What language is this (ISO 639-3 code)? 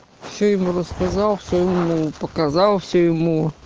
rus